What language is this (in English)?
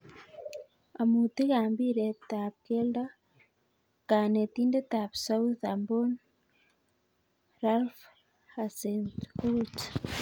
Kalenjin